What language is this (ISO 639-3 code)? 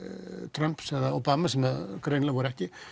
isl